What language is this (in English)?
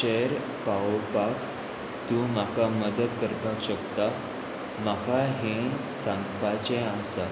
Konkani